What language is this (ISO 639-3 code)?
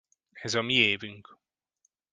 hun